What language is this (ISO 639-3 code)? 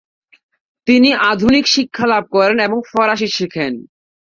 ben